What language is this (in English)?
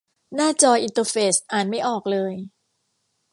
Thai